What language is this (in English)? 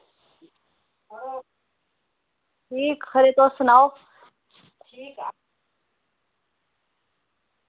Dogri